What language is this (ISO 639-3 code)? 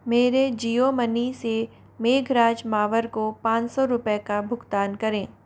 hin